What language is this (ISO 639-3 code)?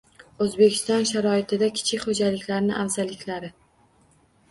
uzb